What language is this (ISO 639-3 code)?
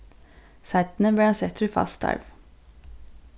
fao